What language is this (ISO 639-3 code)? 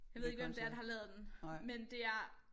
dan